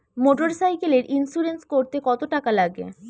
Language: Bangla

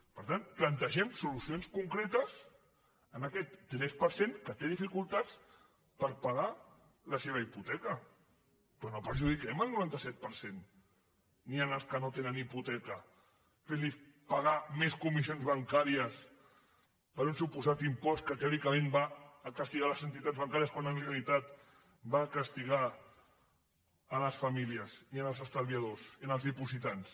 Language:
Catalan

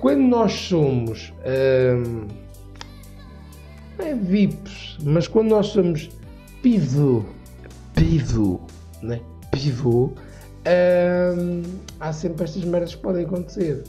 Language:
Portuguese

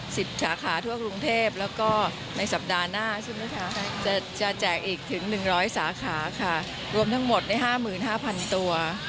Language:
Thai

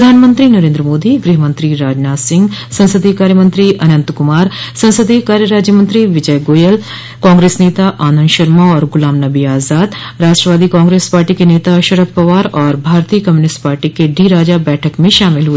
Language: Hindi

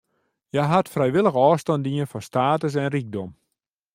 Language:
Western Frisian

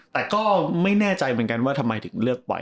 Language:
Thai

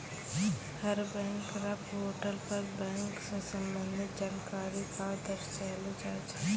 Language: Maithili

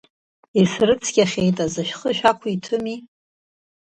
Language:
Abkhazian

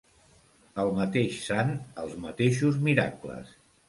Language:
Catalan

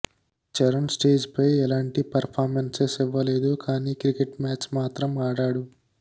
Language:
Telugu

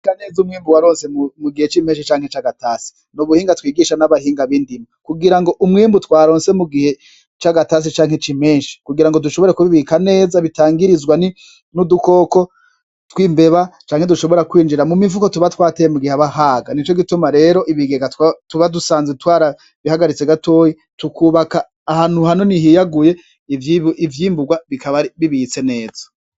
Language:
Rundi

